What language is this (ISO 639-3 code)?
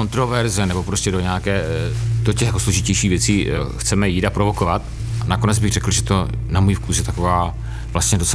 ces